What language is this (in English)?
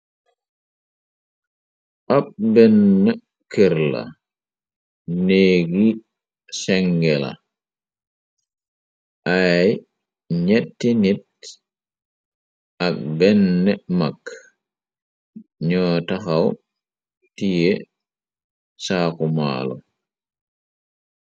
Wolof